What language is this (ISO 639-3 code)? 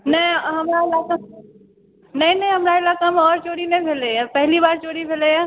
mai